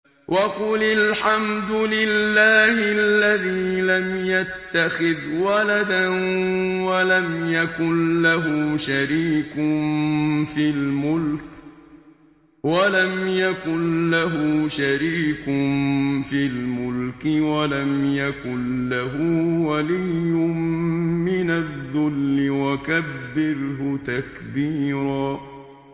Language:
Arabic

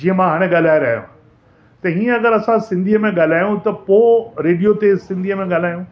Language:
Sindhi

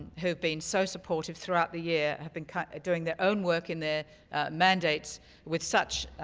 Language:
English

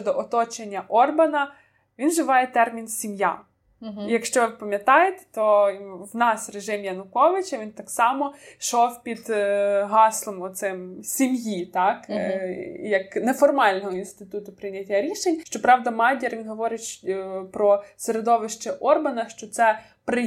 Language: Ukrainian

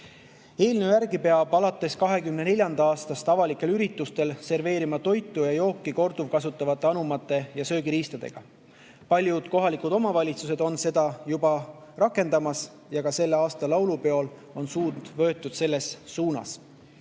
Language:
Estonian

